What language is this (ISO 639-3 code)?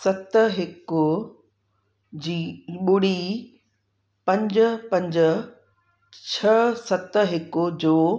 snd